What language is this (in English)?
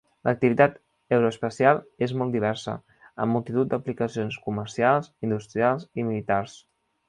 Catalan